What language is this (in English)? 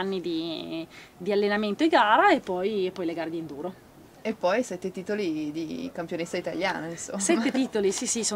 Italian